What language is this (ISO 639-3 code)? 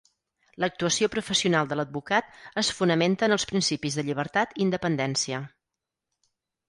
cat